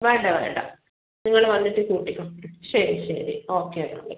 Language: Malayalam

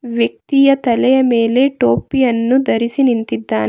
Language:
Kannada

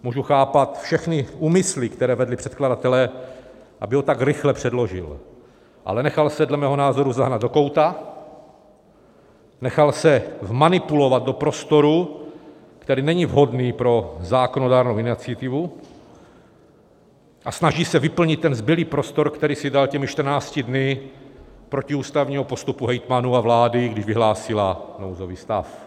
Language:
Czech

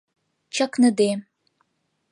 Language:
Mari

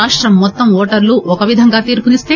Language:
Telugu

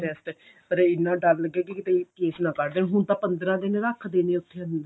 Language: Punjabi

